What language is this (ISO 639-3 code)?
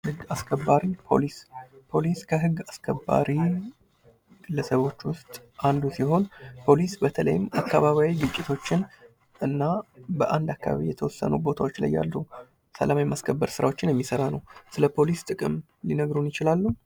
amh